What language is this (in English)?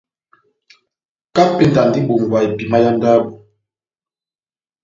Batanga